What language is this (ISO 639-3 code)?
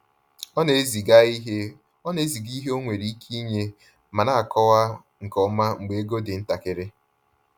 ibo